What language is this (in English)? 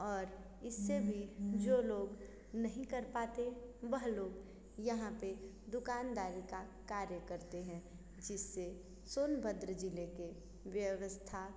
Hindi